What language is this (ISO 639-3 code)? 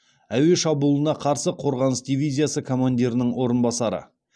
kaz